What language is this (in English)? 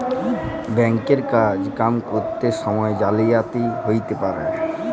Bangla